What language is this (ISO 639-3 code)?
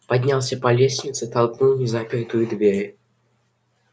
rus